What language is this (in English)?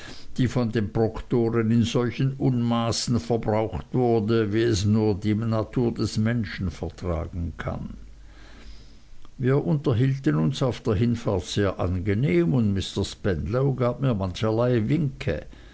German